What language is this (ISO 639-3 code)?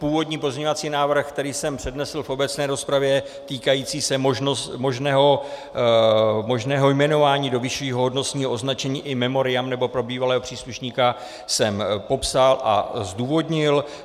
ces